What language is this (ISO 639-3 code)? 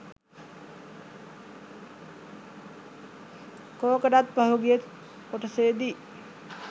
sin